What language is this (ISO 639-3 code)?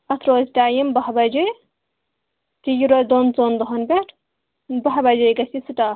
kas